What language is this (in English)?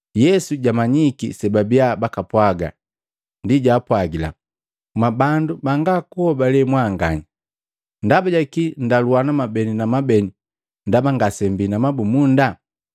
Matengo